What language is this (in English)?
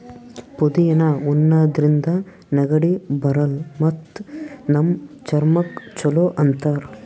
Kannada